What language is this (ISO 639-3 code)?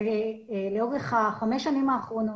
heb